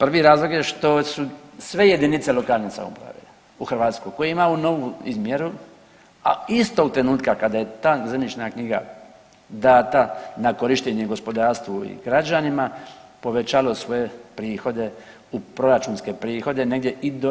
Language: Croatian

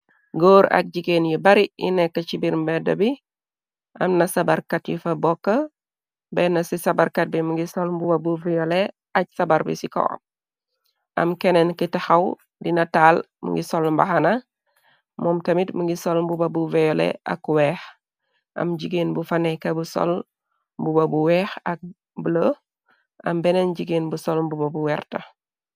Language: Wolof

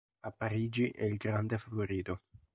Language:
Italian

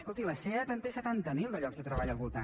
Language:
Catalan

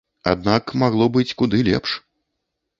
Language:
Belarusian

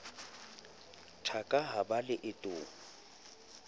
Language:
Southern Sotho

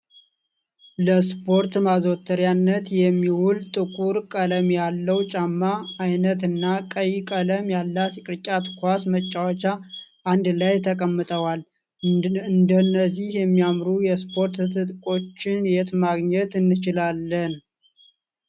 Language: Amharic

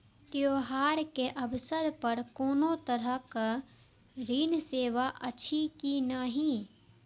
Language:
Maithili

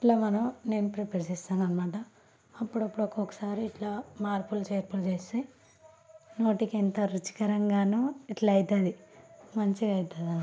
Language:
Telugu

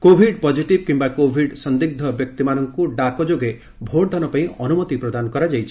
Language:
Odia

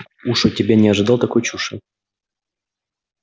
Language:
Russian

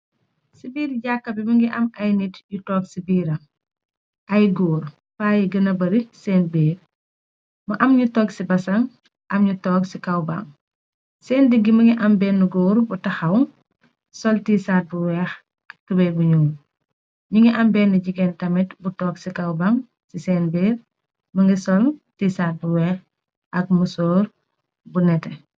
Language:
Wolof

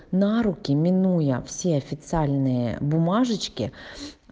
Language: Russian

